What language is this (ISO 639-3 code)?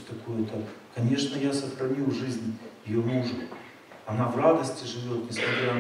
rus